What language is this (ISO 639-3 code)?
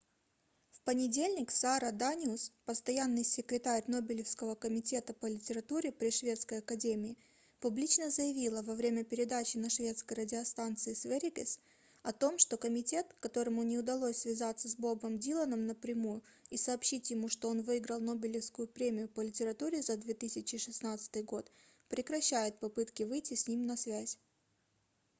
rus